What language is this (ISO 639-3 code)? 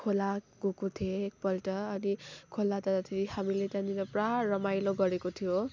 nep